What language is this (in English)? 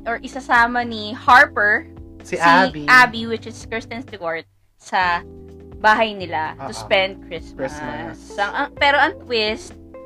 Filipino